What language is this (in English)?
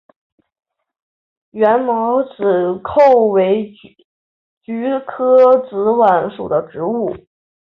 Chinese